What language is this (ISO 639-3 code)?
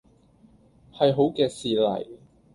yue